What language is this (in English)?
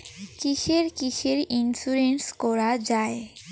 Bangla